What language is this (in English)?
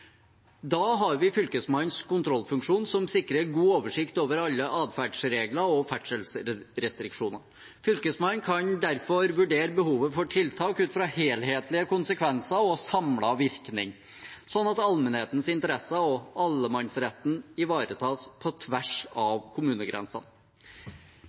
Norwegian Bokmål